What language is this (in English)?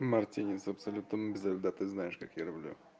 Russian